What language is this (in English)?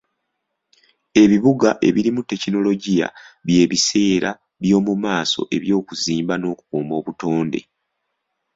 Ganda